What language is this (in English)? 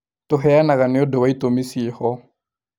Kikuyu